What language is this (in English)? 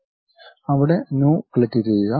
Malayalam